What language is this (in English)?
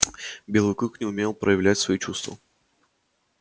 Russian